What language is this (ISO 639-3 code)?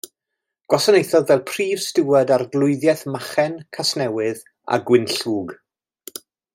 cym